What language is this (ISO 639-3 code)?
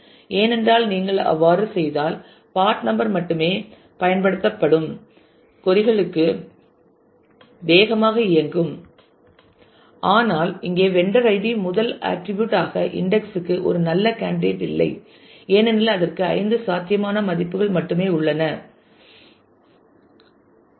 tam